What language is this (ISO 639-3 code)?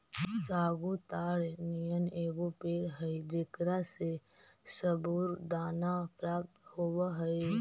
mag